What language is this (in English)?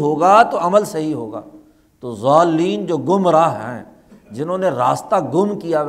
Urdu